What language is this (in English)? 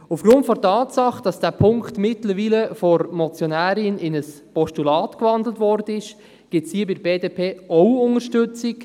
Swiss German